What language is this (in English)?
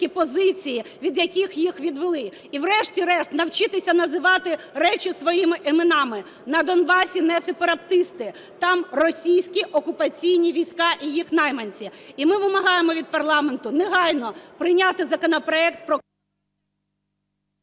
Ukrainian